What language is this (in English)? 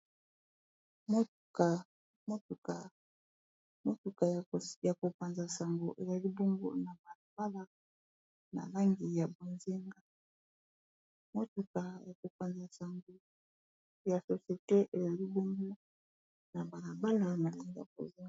Lingala